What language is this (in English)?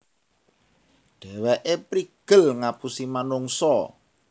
Javanese